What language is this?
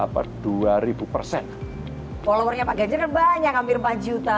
Indonesian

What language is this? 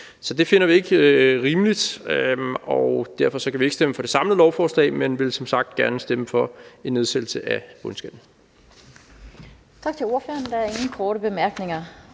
Danish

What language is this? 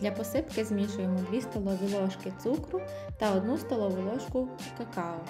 Ukrainian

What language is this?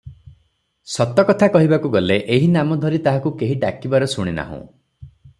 Odia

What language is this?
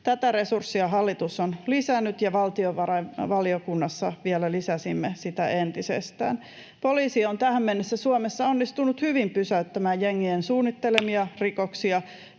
Finnish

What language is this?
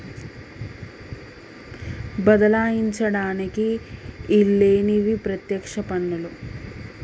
Telugu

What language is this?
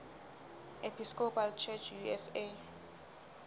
Southern Sotho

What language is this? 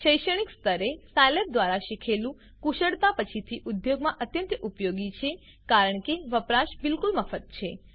Gujarati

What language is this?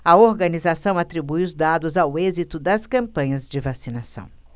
Portuguese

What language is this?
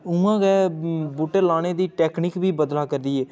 Dogri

